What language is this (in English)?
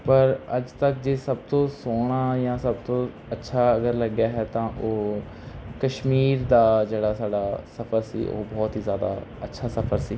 Punjabi